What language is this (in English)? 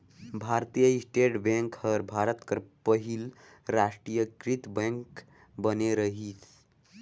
Chhattisgarhi